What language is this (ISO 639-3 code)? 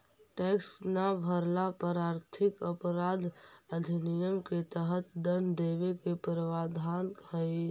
mag